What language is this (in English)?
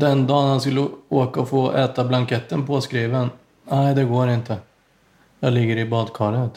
Swedish